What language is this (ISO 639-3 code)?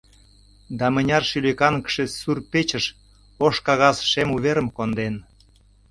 chm